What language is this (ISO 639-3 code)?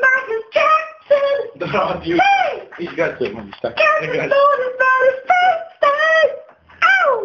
pol